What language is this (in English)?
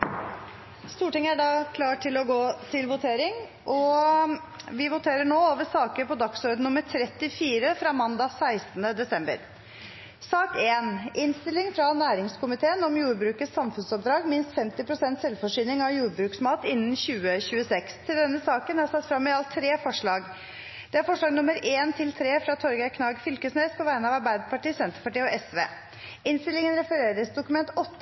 Norwegian